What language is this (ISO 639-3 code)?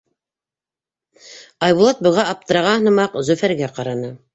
bak